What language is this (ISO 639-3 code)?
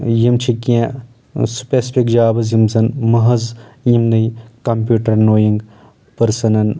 kas